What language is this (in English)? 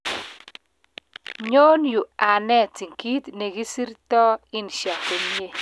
Kalenjin